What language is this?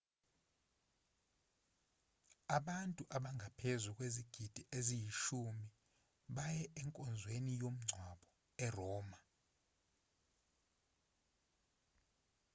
Zulu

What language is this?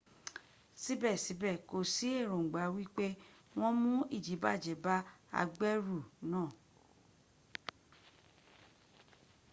Yoruba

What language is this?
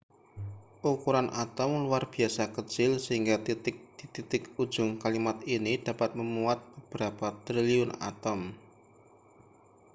Indonesian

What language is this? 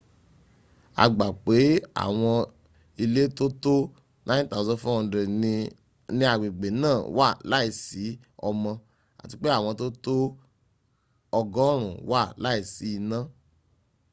Yoruba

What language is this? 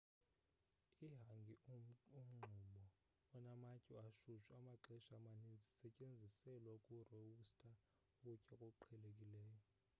Xhosa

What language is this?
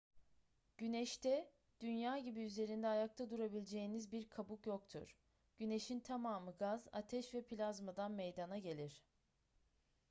Turkish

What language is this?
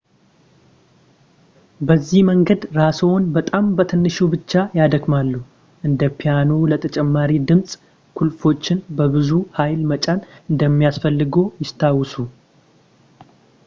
Amharic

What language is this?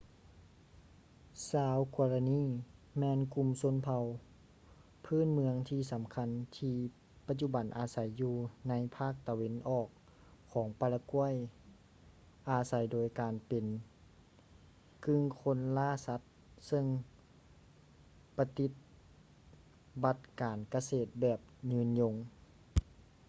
Lao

